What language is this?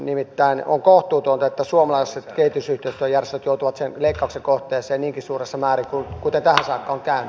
Finnish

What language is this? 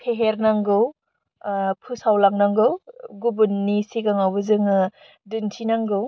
Bodo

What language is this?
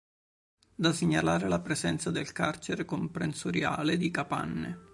Italian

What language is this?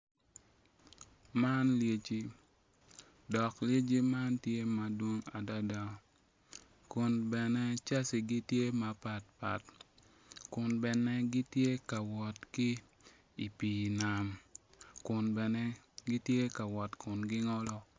Acoli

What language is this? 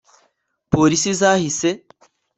Kinyarwanda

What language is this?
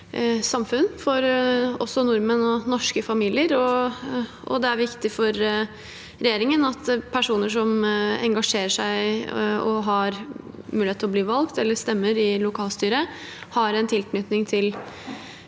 Norwegian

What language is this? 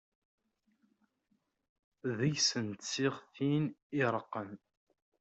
Kabyle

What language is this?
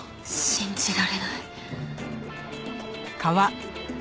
Japanese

